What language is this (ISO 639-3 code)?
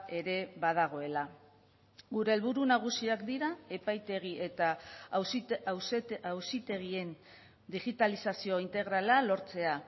eus